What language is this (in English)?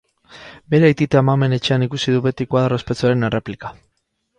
Basque